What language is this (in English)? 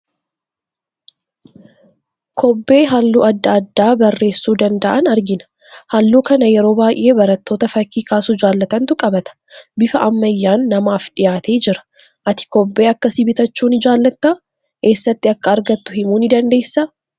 Oromo